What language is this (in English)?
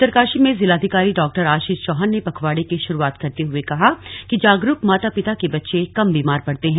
Hindi